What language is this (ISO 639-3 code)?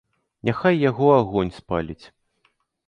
bel